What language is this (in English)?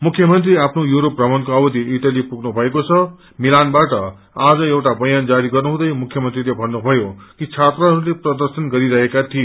Nepali